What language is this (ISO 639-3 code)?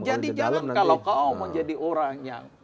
ind